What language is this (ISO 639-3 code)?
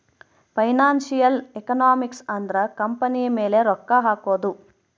kan